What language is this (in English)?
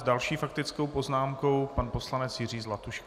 Czech